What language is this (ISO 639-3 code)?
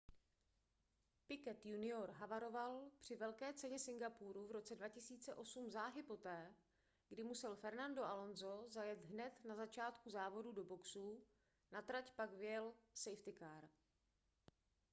ces